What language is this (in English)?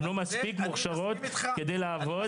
Hebrew